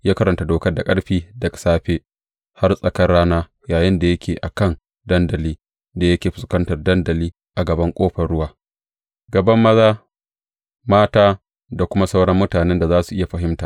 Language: Hausa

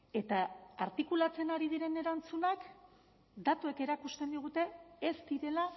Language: Basque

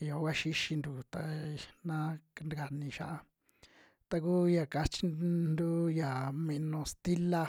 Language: Western Juxtlahuaca Mixtec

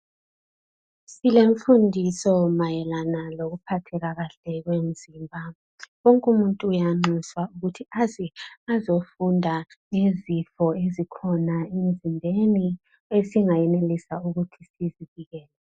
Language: North Ndebele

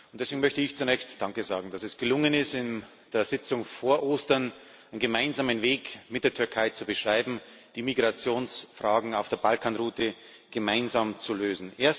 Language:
German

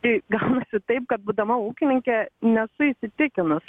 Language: Lithuanian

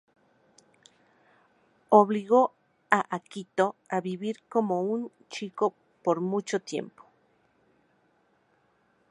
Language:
Spanish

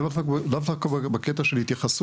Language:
Hebrew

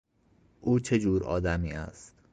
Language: Persian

